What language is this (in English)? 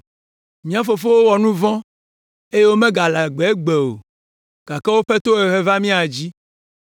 Ewe